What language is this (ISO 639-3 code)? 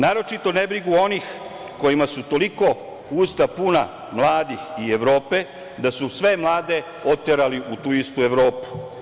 srp